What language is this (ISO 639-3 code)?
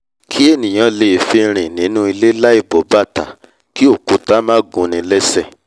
yor